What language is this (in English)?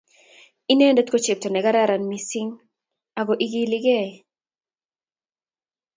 Kalenjin